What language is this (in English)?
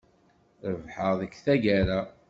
Kabyle